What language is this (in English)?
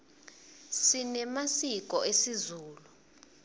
Swati